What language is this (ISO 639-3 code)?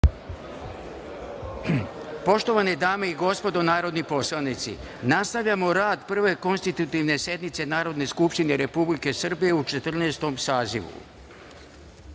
srp